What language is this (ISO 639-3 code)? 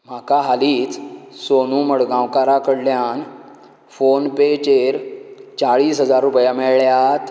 kok